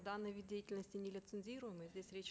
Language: Kazakh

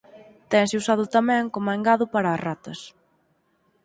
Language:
Galician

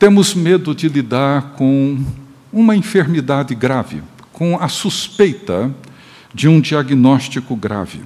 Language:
Portuguese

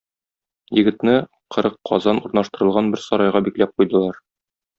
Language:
Tatar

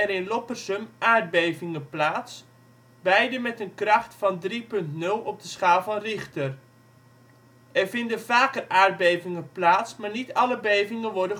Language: Dutch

